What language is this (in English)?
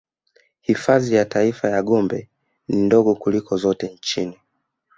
Swahili